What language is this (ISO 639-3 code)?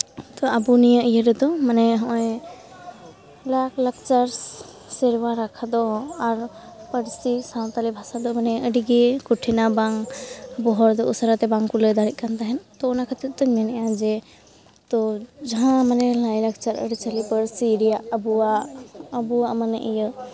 sat